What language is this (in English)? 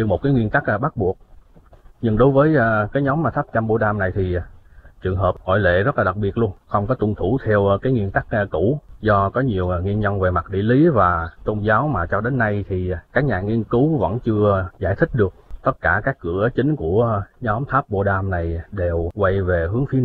Vietnamese